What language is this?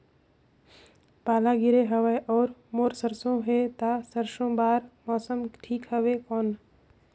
Chhattisgarhi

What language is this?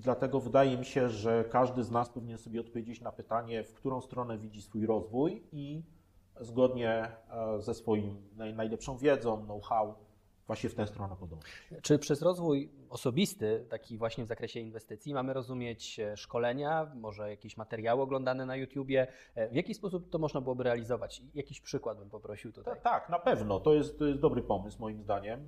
Polish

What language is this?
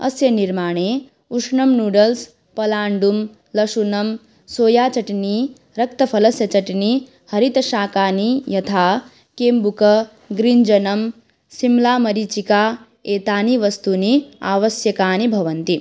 Sanskrit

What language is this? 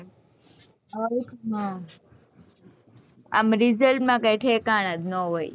Gujarati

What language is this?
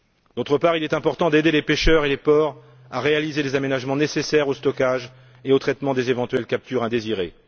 French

